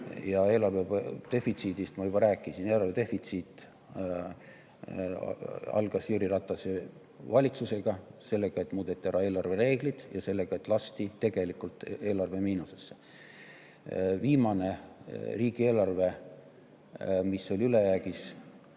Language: Estonian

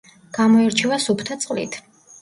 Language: Georgian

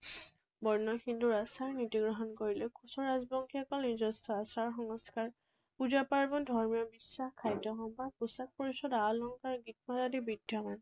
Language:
Assamese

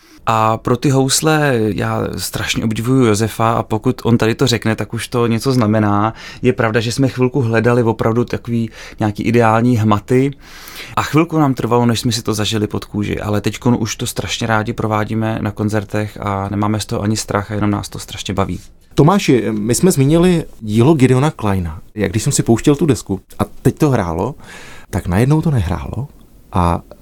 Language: Czech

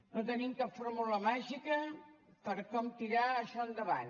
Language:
Catalan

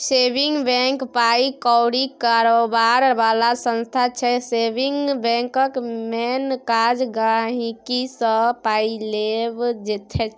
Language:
Maithili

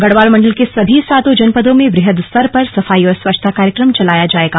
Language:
Hindi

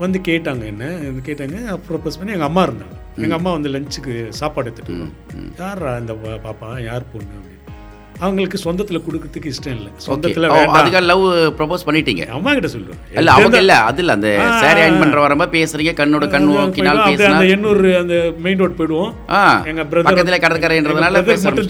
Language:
Tamil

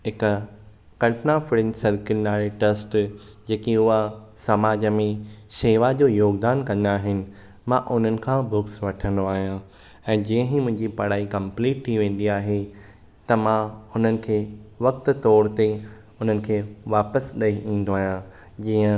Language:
Sindhi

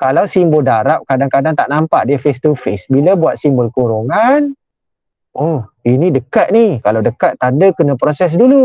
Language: Malay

